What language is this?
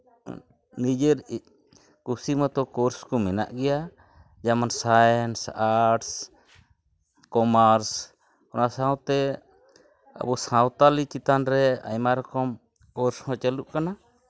Santali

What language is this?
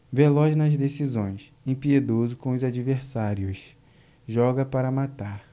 Portuguese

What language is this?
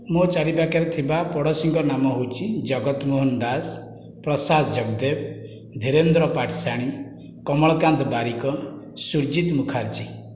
Odia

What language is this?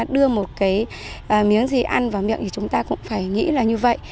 Vietnamese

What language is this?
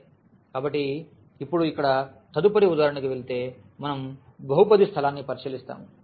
Telugu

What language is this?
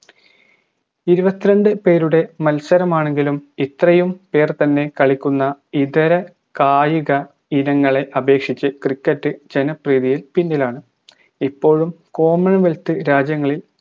Malayalam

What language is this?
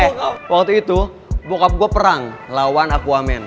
Indonesian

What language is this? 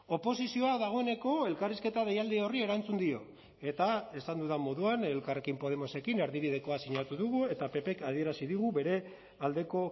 Basque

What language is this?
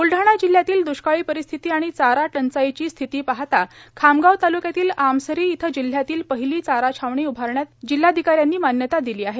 Marathi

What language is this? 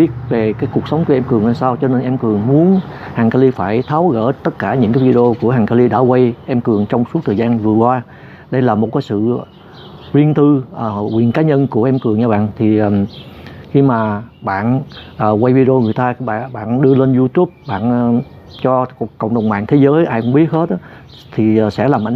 Vietnamese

